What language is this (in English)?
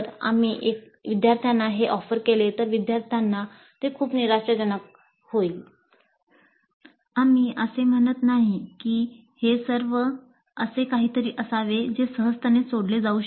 Marathi